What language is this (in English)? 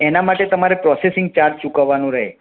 Gujarati